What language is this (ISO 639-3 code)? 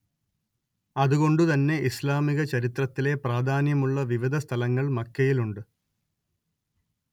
mal